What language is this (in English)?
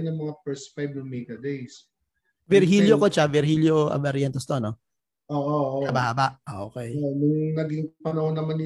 Filipino